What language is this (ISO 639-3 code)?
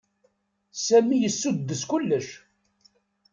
kab